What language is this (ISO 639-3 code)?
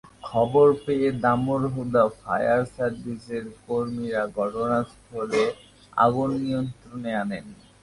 ben